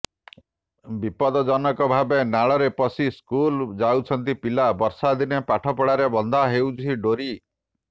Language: Odia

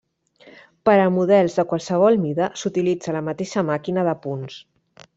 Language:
Catalan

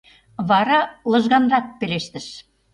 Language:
Mari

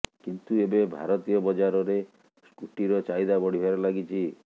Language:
Odia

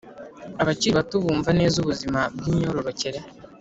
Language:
Kinyarwanda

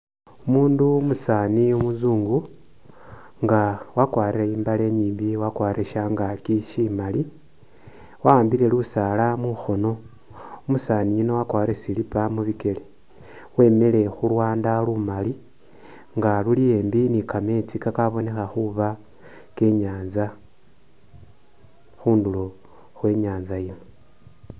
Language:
Masaaba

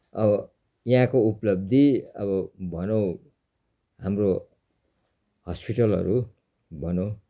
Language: Nepali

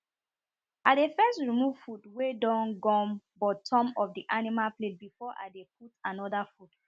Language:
Nigerian Pidgin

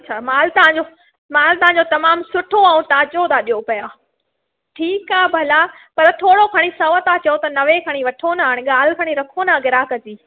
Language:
Sindhi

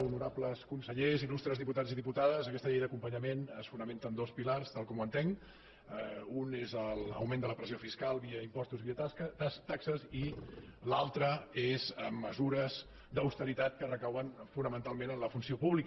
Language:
Catalan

